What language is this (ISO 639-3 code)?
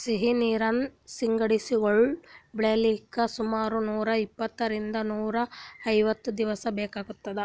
kan